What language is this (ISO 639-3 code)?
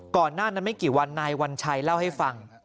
tha